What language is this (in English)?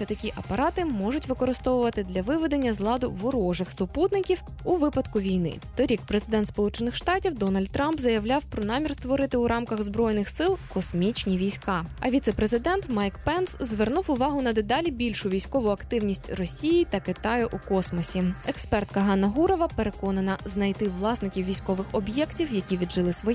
Ukrainian